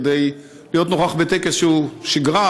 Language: Hebrew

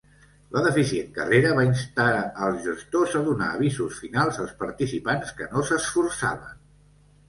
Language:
Catalan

